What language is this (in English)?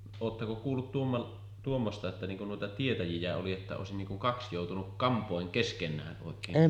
Finnish